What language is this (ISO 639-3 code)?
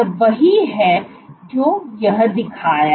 hin